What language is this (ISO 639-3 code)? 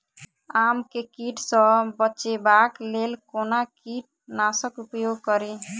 mai